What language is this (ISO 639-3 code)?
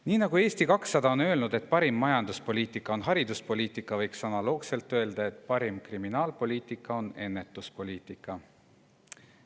est